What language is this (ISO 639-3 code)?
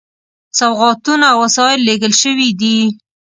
pus